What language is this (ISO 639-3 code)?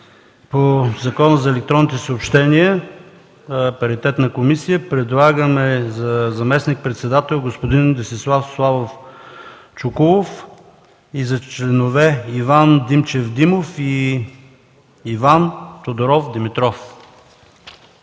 bul